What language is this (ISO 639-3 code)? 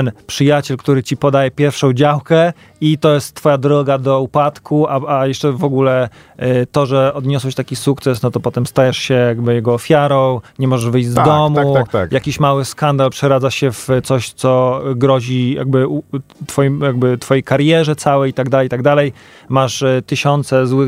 pol